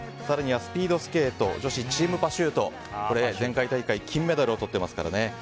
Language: Japanese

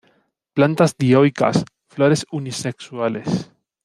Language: Spanish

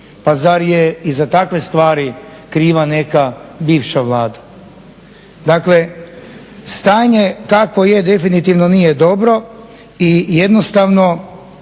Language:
Croatian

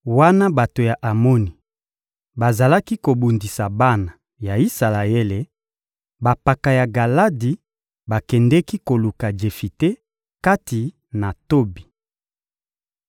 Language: Lingala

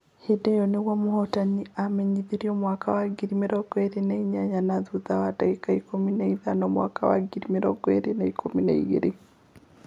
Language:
Kikuyu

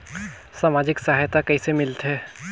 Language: Chhattisgarhi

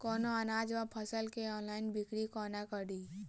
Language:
Maithili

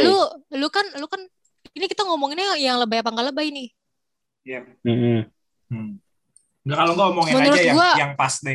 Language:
Indonesian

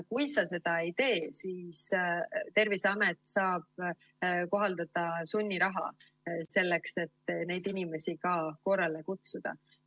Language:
Estonian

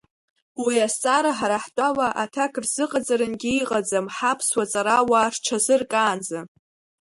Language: Abkhazian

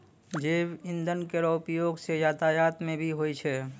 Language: Maithili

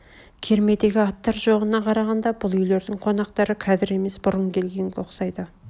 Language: Kazakh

